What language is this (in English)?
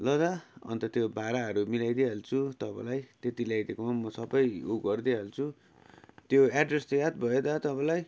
Nepali